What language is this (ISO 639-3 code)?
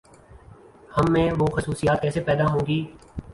urd